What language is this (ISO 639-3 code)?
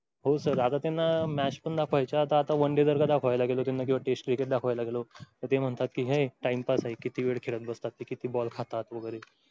mar